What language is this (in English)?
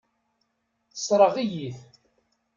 Kabyle